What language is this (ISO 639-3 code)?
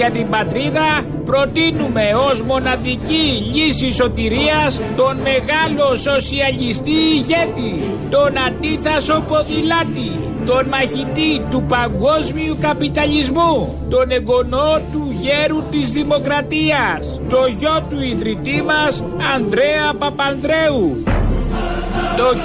ell